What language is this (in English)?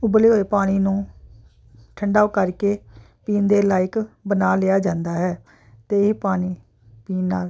Punjabi